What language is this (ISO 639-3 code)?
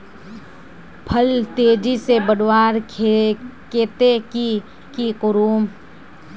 mag